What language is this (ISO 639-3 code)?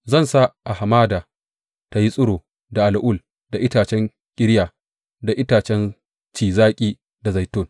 hau